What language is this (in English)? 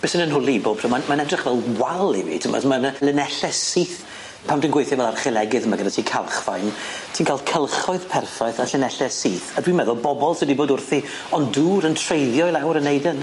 Welsh